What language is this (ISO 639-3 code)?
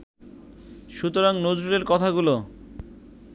ben